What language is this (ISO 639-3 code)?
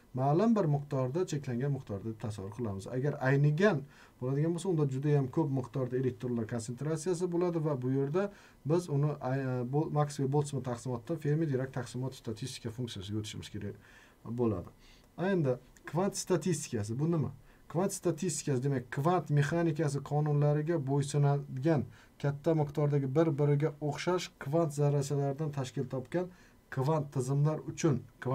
tur